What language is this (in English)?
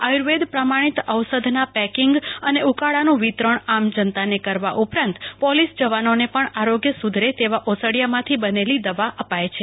Gujarati